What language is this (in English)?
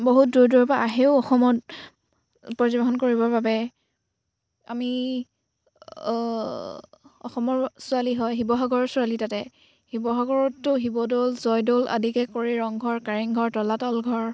Assamese